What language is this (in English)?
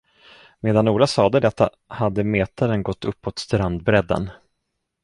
Swedish